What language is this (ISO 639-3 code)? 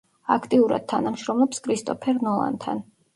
kat